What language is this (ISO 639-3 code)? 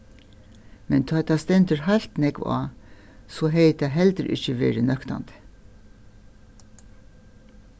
fao